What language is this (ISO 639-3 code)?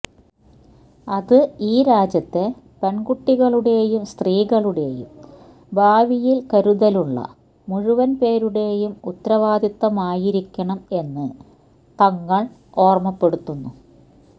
mal